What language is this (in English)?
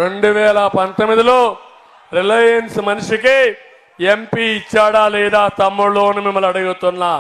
Telugu